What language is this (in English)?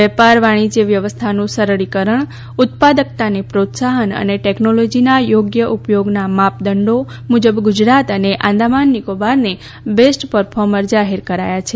Gujarati